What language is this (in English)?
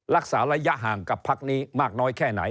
Thai